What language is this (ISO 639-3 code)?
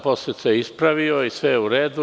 srp